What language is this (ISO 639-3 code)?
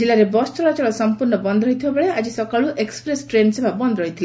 ori